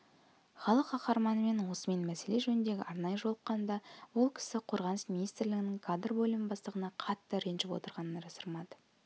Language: Kazakh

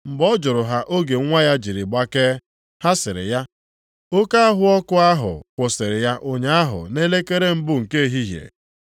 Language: Igbo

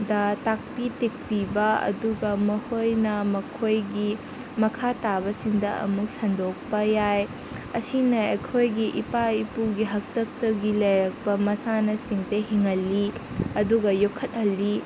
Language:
Manipuri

